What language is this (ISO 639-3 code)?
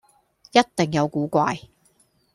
yue